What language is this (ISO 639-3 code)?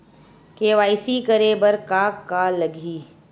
hne